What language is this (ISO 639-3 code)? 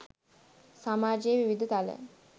sin